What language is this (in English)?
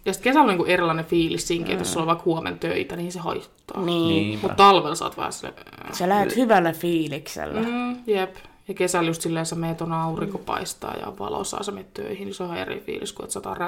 Finnish